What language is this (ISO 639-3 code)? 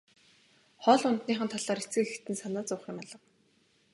mon